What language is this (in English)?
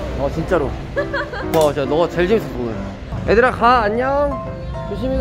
Korean